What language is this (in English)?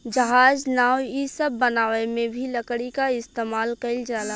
Bhojpuri